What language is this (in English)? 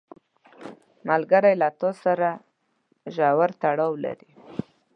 Pashto